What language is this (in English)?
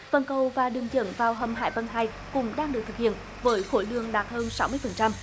Vietnamese